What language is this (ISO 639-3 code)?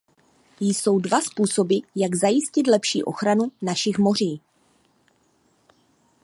ces